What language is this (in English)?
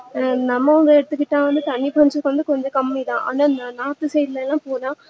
Tamil